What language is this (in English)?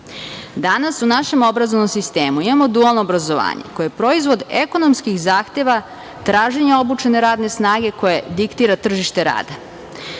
Serbian